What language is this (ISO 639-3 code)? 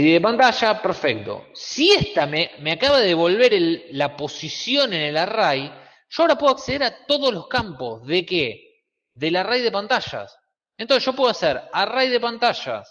spa